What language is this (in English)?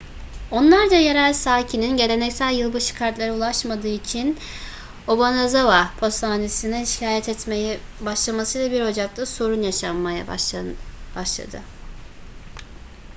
Turkish